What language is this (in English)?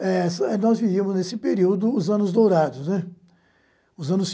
Portuguese